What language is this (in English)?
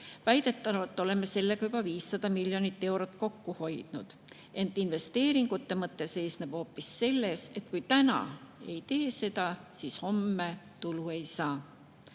Estonian